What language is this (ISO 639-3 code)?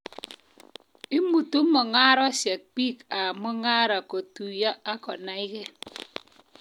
kln